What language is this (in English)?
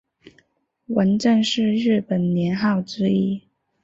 Chinese